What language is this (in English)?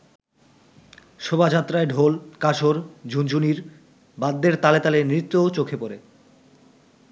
Bangla